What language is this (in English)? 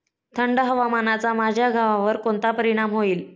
Marathi